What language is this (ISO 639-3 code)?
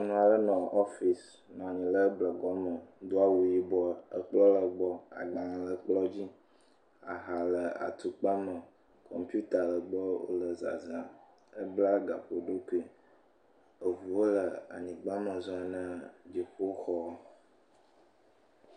ewe